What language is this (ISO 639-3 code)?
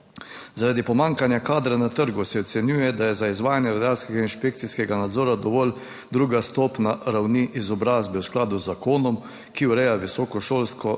slv